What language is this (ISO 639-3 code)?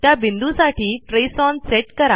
mar